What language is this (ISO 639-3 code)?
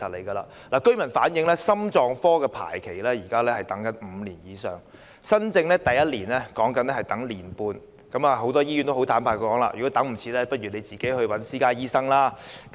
yue